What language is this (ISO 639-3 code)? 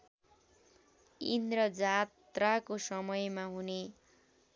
nep